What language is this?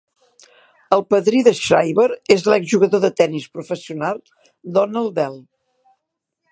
Catalan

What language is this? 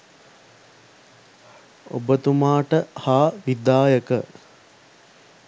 Sinhala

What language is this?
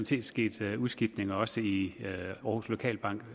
Danish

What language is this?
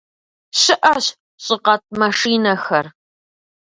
Kabardian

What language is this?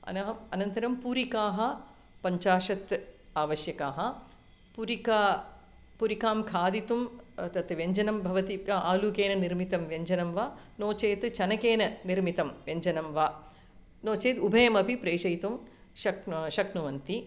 Sanskrit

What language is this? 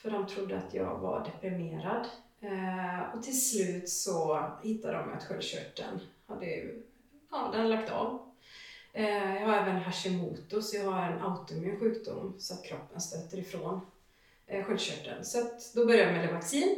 Swedish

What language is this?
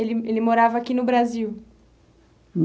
Portuguese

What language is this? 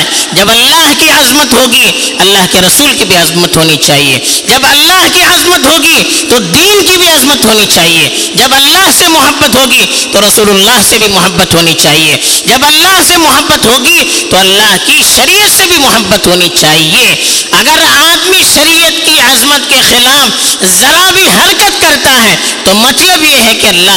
Urdu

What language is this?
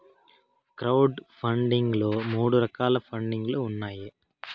Telugu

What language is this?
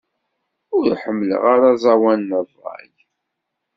Kabyle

